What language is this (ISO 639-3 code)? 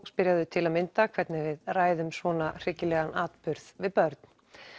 isl